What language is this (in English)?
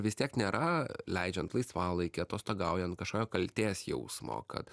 Lithuanian